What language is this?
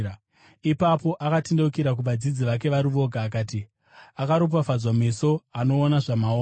Shona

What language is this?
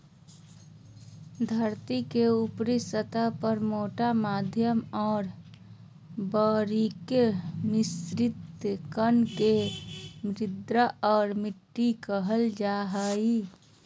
Magahi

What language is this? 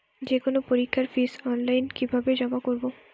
Bangla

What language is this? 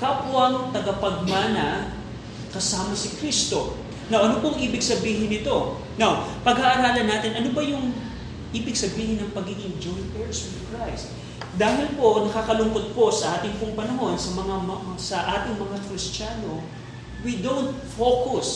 Filipino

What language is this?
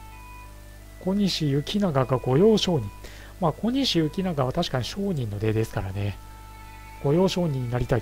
Japanese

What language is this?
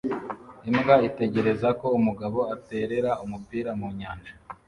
Kinyarwanda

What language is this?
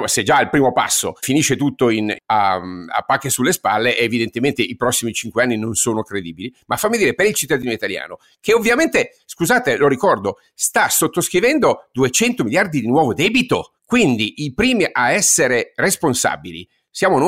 Italian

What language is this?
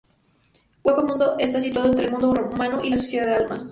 Spanish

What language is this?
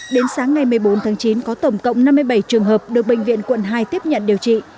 Vietnamese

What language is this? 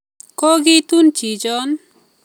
Kalenjin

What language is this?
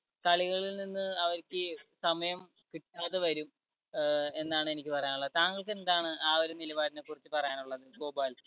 Malayalam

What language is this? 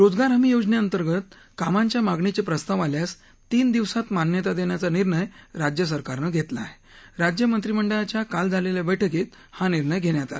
Marathi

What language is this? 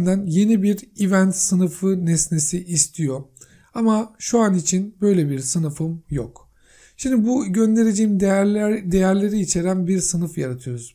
Turkish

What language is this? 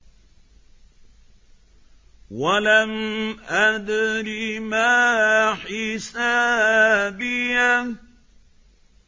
Arabic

